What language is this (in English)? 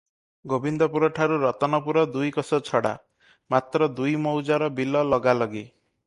Odia